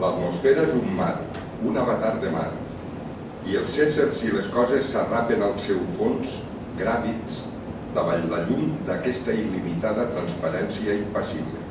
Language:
Catalan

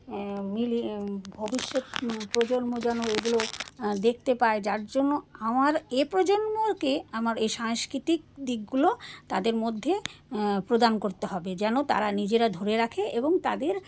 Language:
Bangla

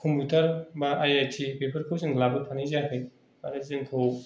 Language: Bodo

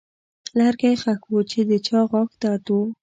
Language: Pashto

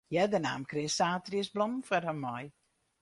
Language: Western Frisian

